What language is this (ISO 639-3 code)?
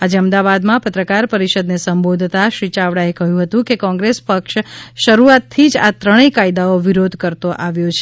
guj